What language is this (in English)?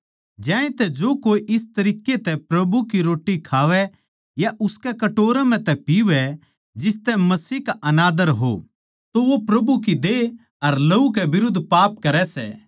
Haryanvi